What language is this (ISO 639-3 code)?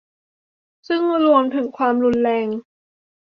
tha